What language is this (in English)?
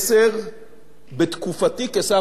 Hebrew